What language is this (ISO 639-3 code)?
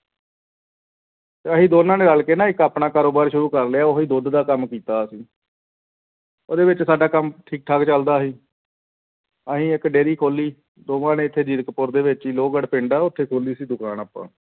pan